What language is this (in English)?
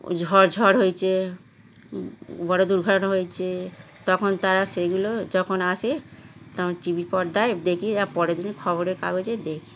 Bangla